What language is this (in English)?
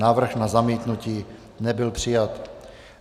Czech